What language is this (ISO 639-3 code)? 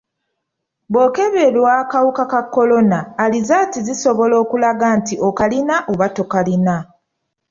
lug